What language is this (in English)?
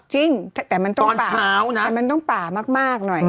Thai